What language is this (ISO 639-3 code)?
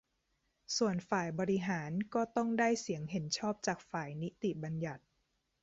tha